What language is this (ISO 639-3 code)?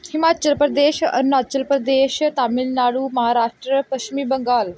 pan